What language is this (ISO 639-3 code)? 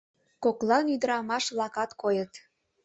chm